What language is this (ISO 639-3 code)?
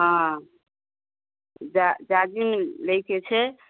mai